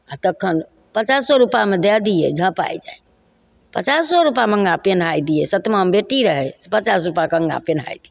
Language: Maithili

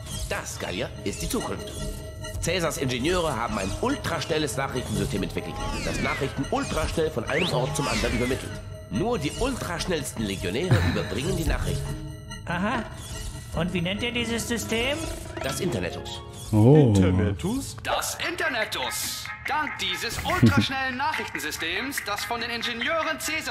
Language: German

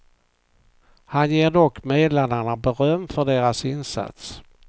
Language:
Swedish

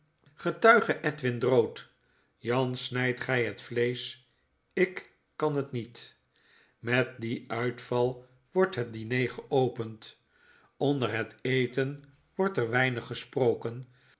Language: Dutch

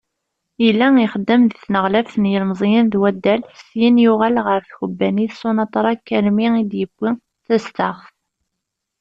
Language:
Kabyle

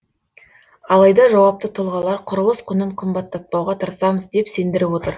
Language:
Kazakh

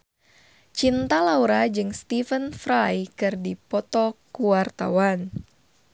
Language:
Sundanese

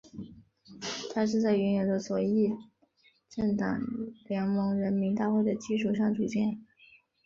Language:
Chinese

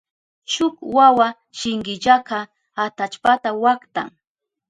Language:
Southern Pastaza Quechua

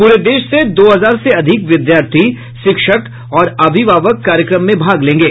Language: Hindi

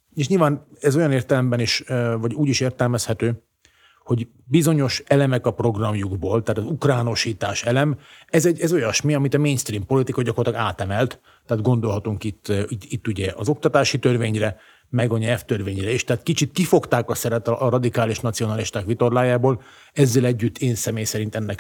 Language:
Hungarian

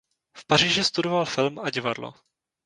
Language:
Czech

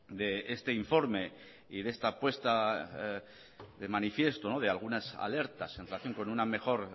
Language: Spanish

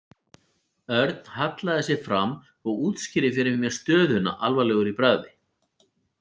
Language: Icelandic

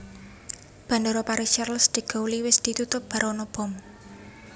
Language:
Javanese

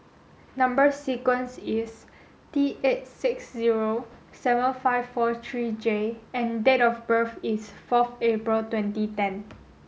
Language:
English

